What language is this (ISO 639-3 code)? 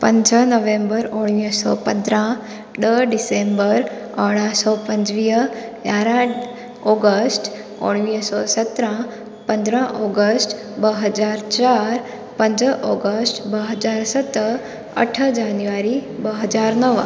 snd